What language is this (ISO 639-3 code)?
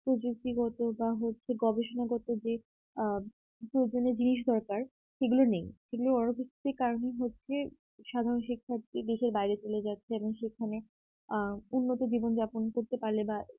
ben